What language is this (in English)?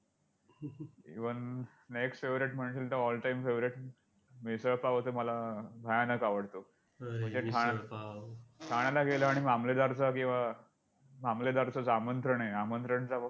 Marathi